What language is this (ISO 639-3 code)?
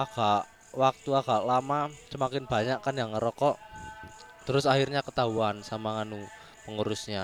ind